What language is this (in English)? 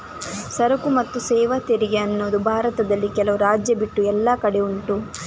Kannada